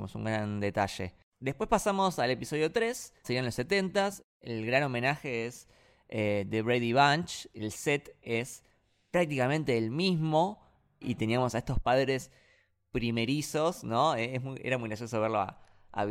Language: Spanish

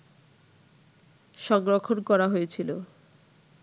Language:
Bangla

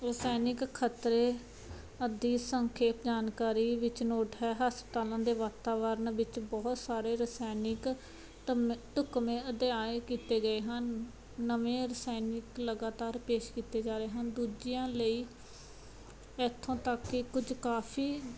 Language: Punjabi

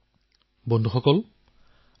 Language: Assamese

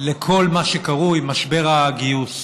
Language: Hebrew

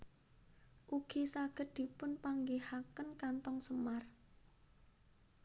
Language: Javanese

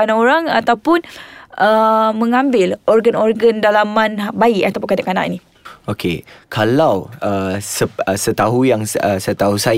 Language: Malay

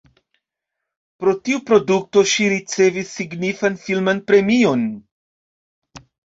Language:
Esperanto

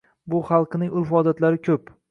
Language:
Uzbek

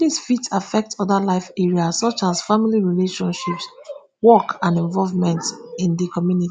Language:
Nigerian Pidgin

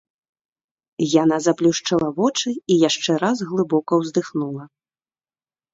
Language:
Belarusian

